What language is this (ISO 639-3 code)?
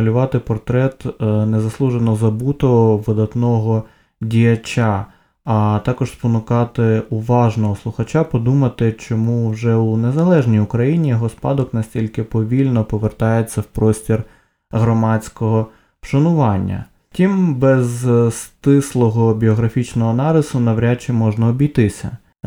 ukr